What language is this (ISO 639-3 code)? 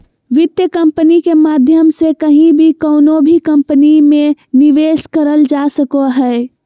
mag